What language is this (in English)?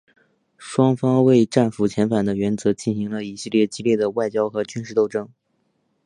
Chinese